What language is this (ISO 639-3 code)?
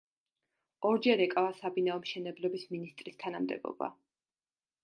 kat